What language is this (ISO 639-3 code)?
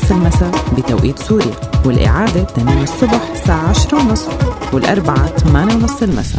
ara